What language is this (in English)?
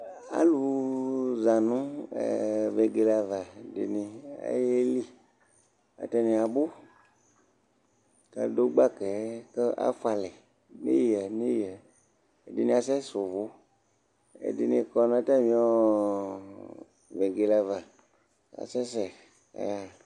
Ikposo